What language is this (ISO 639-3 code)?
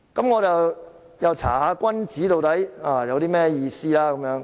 yue